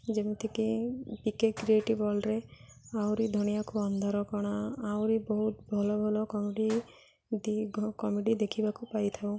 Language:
Odia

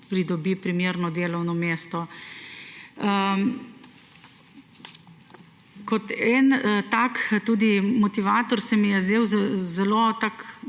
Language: Slovenian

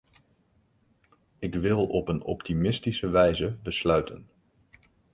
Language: Dutch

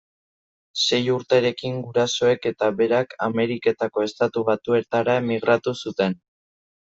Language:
Basque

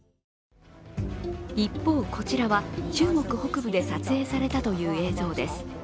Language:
Japanese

